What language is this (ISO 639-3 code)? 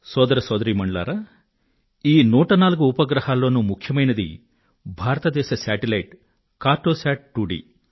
tel